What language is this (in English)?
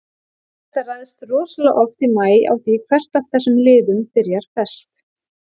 Icelandic